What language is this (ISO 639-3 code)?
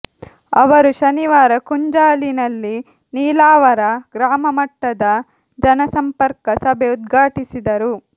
kan